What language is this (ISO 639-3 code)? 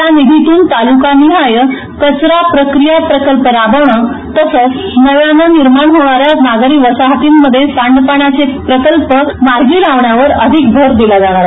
mar